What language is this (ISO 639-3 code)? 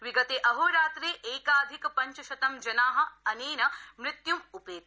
san